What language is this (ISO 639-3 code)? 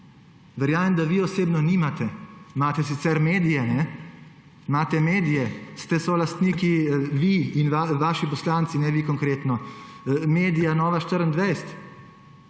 slv